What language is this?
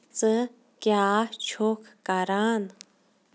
Kashmiri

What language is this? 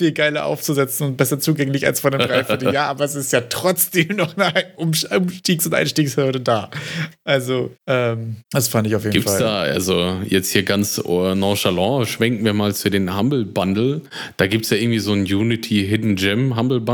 German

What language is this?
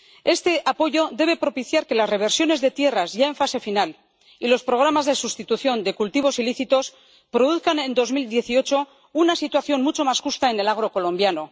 Spanish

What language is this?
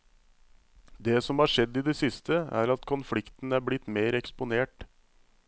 Norwegian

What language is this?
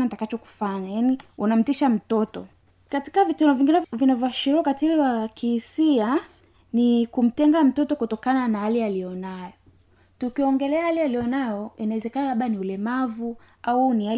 Swahili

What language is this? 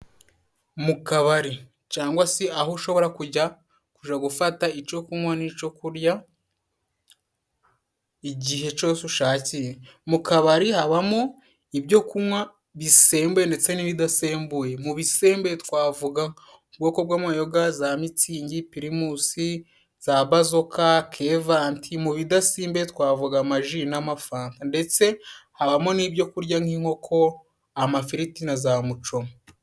Kinyarwanda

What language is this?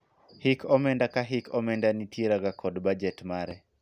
Luo (Kenya and Tanzania)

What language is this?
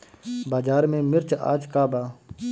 Bhojpuri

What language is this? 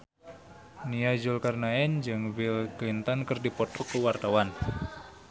Sundanese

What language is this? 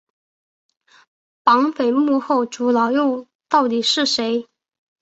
Chinese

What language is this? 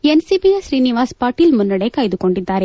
Kannada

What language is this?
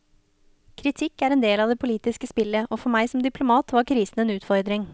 Norwegian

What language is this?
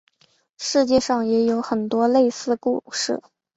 Chinese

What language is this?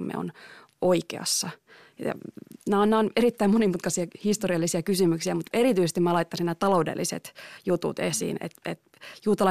Finnish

